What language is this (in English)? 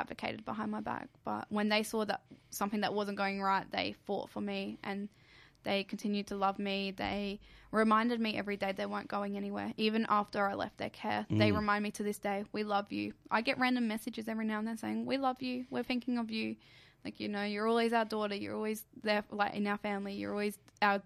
English